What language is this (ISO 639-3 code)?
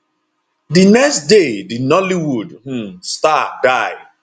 pcm